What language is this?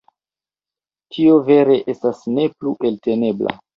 Esperanto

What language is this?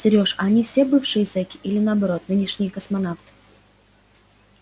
Russian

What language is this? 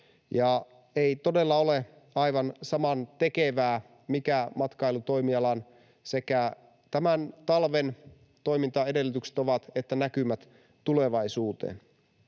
Finnish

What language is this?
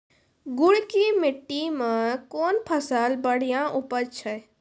Maithili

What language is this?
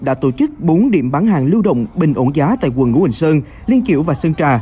Vietnamese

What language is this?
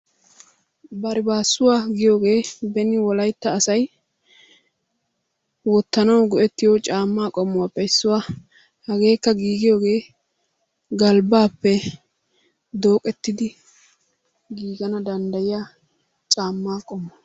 Wolaytta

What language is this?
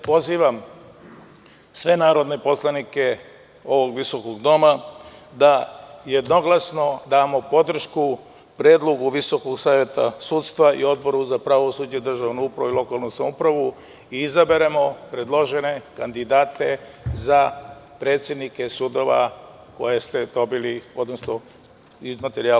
Serbian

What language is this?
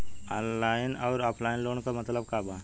Bhojpuri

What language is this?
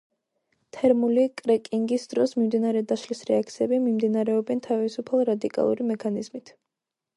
Georgian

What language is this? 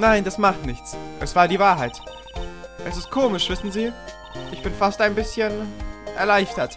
German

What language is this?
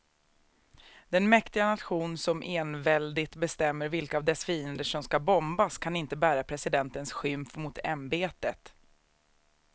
Swedish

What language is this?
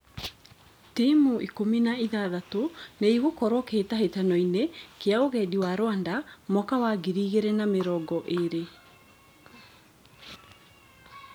Kikuyu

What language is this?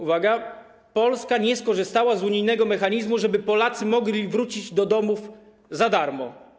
Polish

